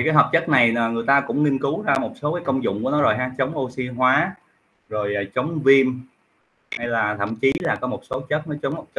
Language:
Vietnamese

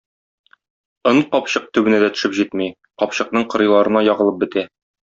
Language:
Tatar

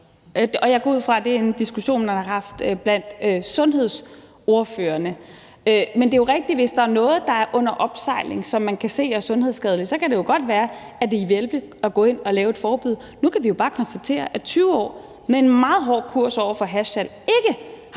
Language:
Danish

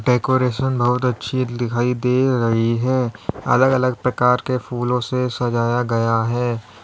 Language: Hindi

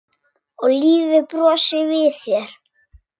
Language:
Icelandic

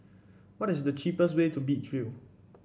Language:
English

